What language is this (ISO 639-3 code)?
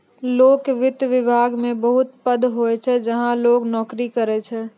mai